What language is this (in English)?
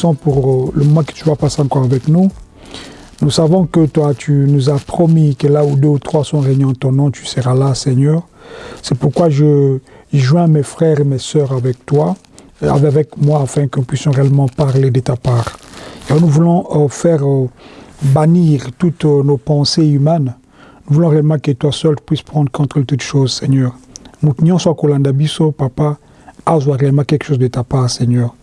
French